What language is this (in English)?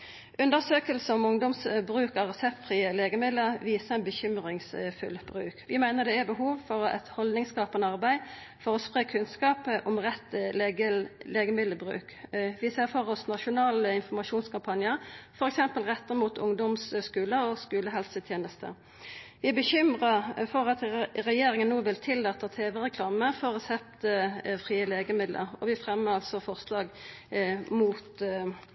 Norwegian Nynorsk